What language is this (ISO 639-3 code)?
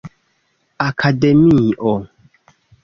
epo